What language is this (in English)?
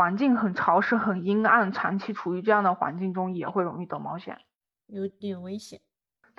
Chinese